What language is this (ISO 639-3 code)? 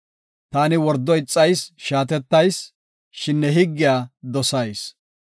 gof